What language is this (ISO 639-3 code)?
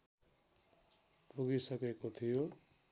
nep